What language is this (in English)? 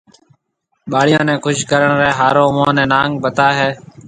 Marwari (Pakistan)